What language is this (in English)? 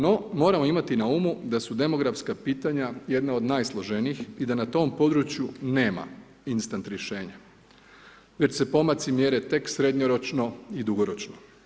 Croatian